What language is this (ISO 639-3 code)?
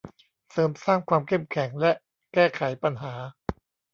tha